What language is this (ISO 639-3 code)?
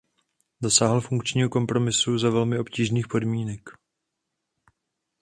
ces